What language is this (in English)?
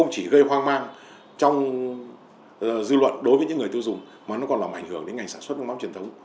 Vietnamese